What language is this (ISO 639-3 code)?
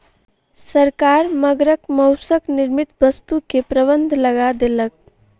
mai